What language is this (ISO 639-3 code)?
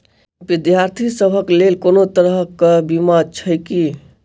mai